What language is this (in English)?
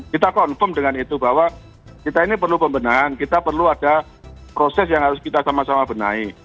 Indonesian